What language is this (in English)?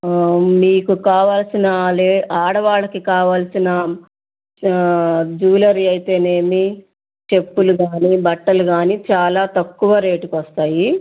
Telugu